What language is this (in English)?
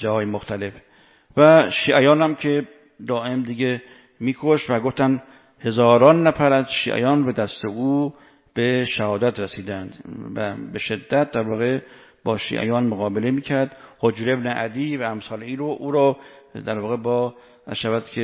Persian